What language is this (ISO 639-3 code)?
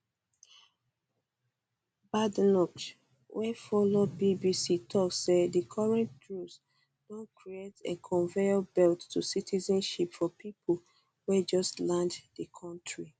pcm